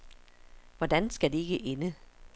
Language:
Danish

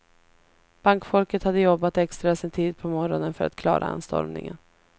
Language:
Swedish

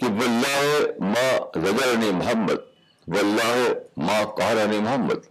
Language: Urdu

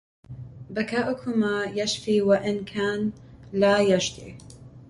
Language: Arabic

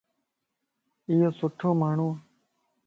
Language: Lasi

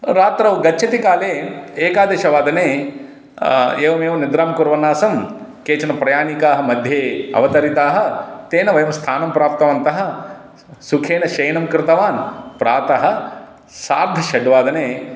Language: Sanskrit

